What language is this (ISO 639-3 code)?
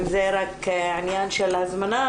heb